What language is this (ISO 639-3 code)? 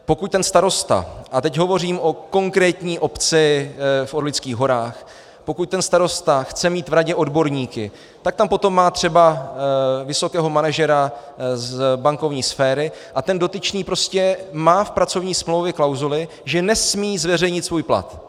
ces